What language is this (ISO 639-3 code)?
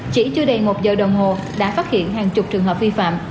vie